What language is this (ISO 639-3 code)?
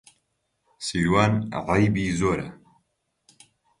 ckb